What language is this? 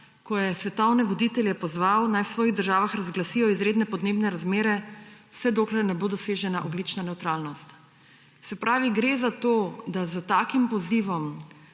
Slovenian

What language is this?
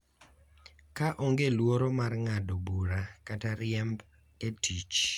Luo (Kenya and Tanzania)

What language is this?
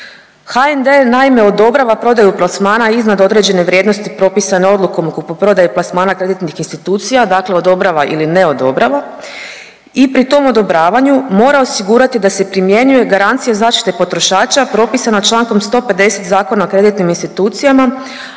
Croatian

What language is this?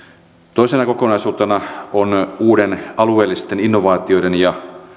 Finnish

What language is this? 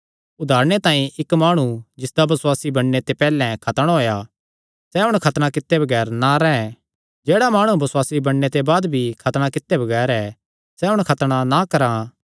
Kangri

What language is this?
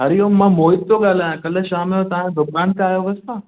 Sindhi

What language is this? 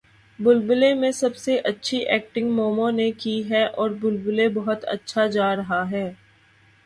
Urdu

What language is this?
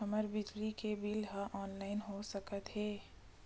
Chhattisgarhi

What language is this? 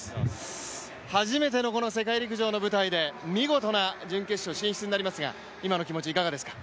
Japanese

